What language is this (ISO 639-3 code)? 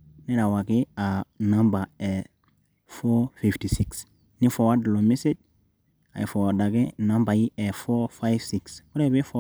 mas